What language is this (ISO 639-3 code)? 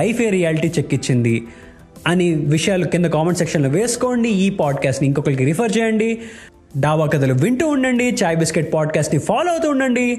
tel